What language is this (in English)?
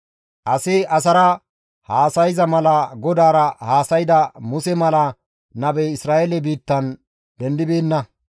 Gamo